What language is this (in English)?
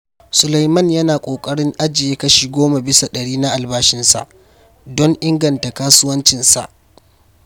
Hausa